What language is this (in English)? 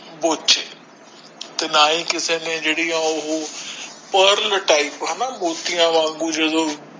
Punjabi